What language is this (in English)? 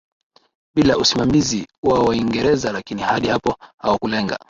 Swahili